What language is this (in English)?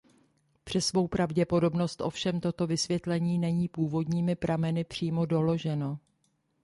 Czech